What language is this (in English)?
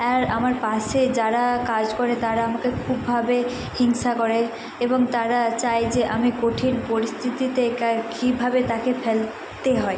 Bangla